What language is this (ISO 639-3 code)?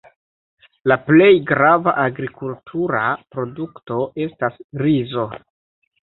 epo